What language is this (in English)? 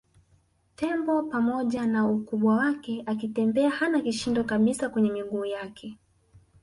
Swahili